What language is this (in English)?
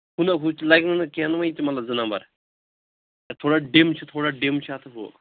Kashmiri